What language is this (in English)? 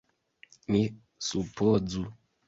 Esperanto